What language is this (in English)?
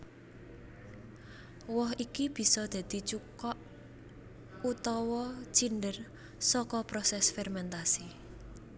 Javanese